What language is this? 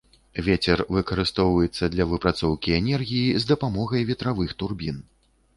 Belarusian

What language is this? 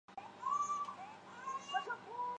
Chinese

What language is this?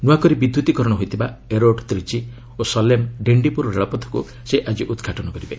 Odia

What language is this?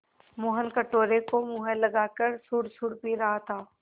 Hindi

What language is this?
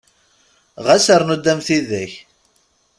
Kabyle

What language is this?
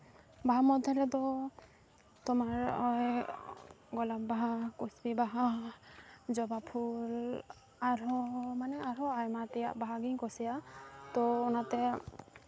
Santali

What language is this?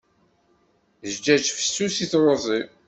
Kabyle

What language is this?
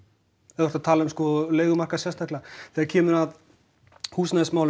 Icelandic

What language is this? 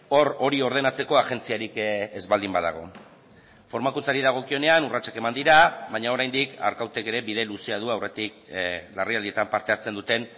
Basque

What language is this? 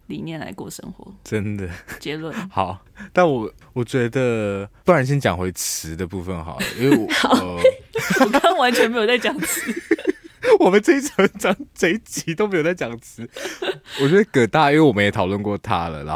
Chinese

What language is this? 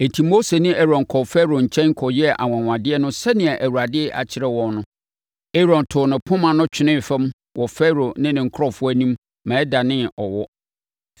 Akan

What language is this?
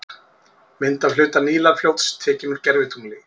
Icelandic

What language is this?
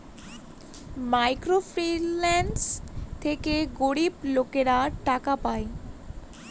Bangla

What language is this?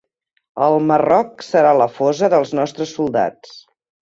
Catalan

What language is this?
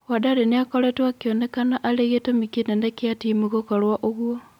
Kikuyu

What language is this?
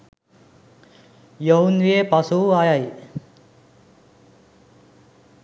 Sinhala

